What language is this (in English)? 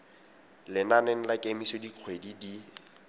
Tswana